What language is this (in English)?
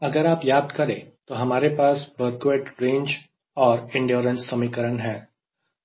Hindi